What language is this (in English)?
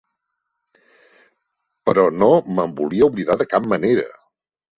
Catalan